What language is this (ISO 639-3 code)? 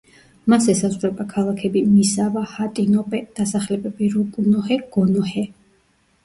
kat